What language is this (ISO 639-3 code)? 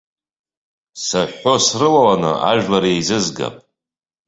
abk